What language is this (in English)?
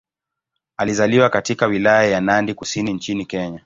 Swahili